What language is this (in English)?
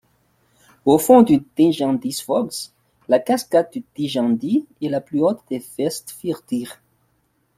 French